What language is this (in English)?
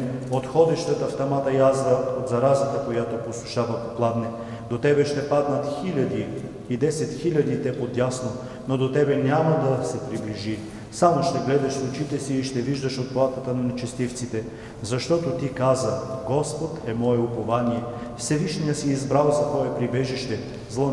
Romanian